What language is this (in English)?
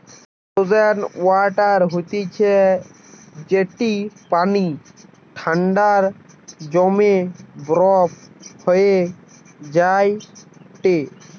Bangla